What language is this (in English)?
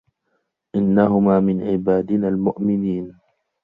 Arabic